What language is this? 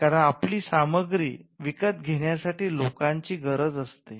Marathi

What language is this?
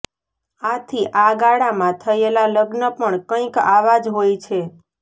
Gujarati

